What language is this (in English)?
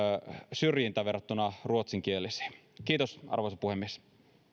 Finnish